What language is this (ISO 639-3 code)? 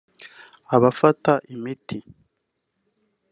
kin